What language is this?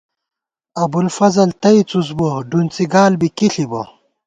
Gawar-Bati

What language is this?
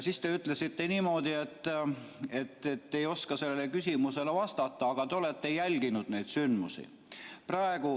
Estonian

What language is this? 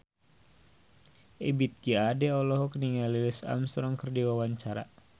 Sundanese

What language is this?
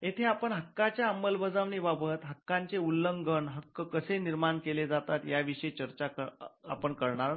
Marathi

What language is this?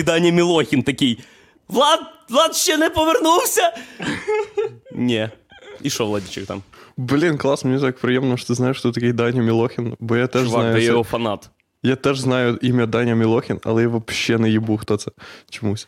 Ukrainian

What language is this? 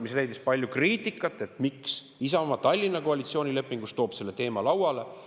Estonian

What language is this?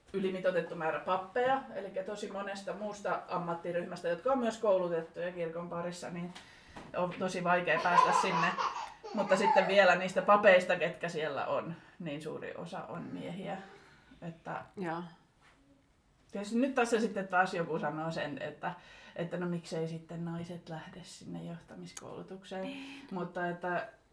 Finnish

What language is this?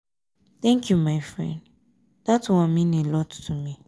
Nigerian Pidgin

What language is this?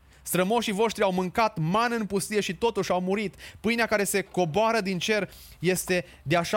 Romanian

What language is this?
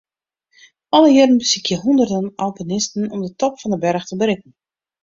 Western Frisian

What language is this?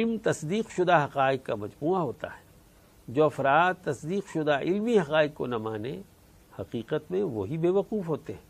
Urdu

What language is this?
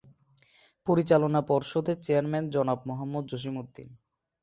Bangla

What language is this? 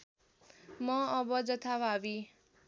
Nepali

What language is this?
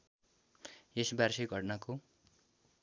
Nepali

